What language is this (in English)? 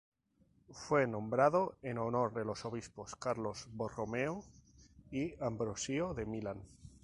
Spanish